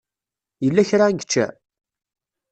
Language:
Kabyle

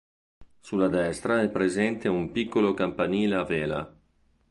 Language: Italian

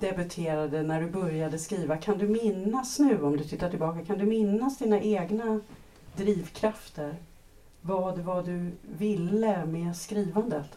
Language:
Swedish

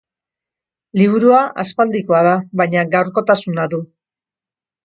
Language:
Basque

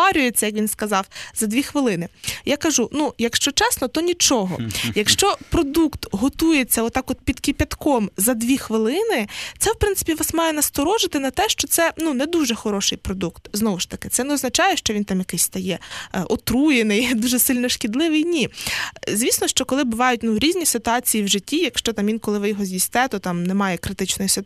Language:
Ukrainian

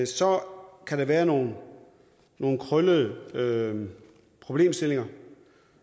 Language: Danish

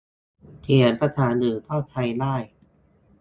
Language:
Thai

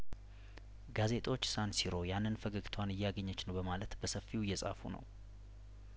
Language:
Amharic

